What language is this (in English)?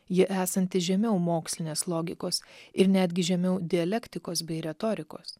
Lithuanian